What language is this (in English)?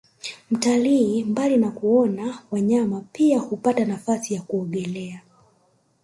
Swahili